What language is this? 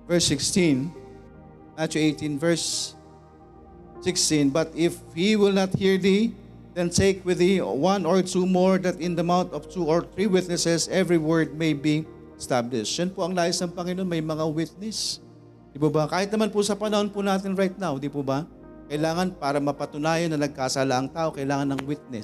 Filipino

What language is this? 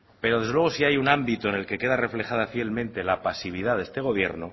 Spanish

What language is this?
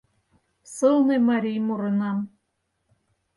Mari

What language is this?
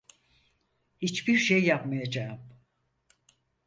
Turkish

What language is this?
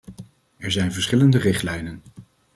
Dutch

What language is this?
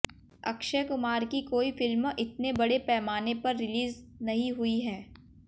Hindi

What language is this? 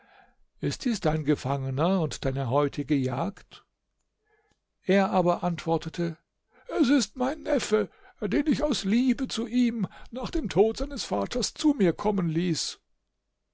German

